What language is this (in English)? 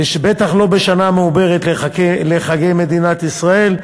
Hebrew